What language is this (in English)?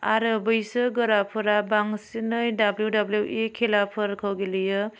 Bodo